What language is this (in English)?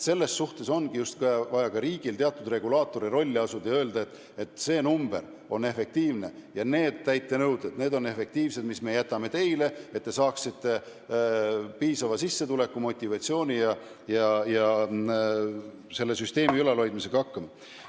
Estonian